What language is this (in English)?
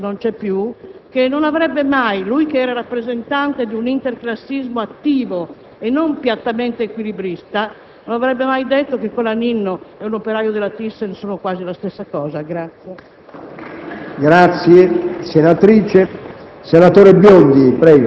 Italian